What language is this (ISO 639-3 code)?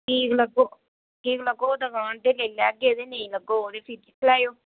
doi